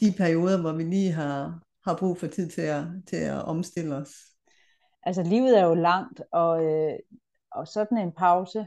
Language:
Danish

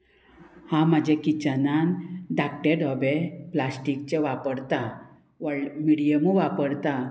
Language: Konkani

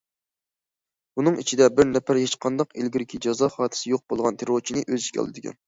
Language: Uyghur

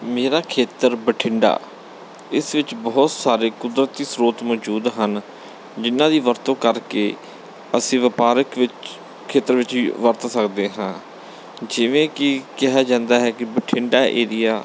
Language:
Punjabi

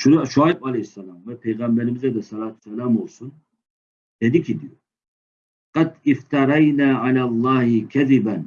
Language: Turkish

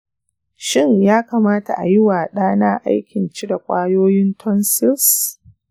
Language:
Hausa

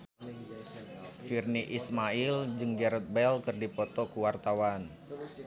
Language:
Sundanese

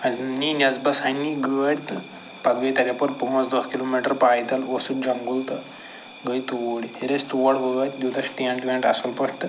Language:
Kashmiri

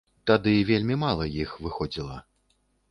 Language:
Belarusian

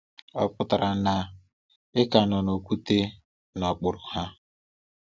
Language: Igbo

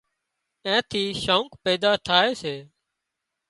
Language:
Wadiyara Koli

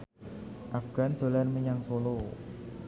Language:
Javanese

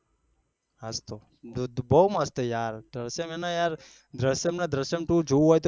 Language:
Gujarati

